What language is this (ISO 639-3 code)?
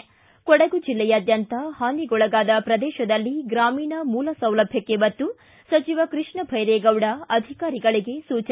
kan